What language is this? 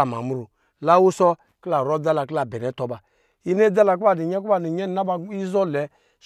Lijili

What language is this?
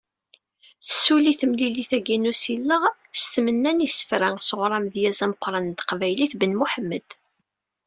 Kabyle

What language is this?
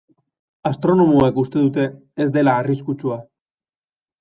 Basque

